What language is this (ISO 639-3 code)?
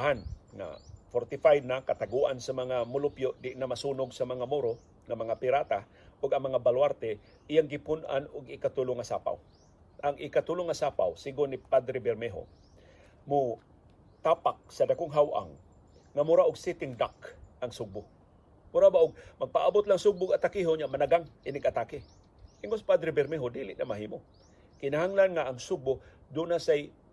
fil